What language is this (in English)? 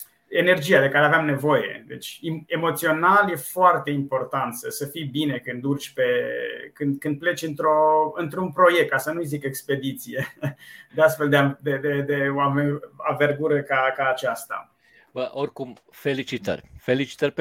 Romanian